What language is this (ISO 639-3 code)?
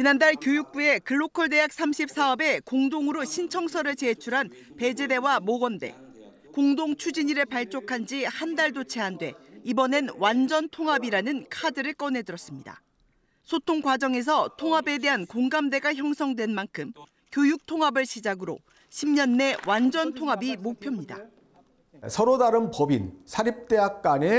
kor